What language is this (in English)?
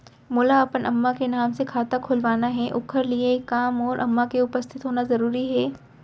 Chhattisgarhi